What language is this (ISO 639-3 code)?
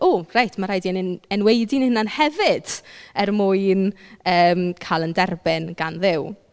cym